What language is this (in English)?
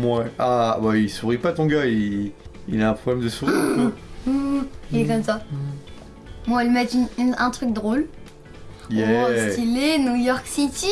French